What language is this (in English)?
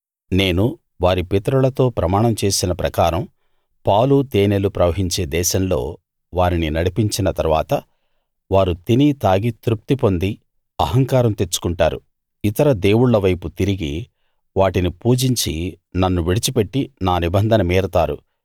Telugu